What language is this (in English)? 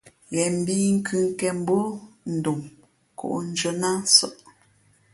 Fe'fe'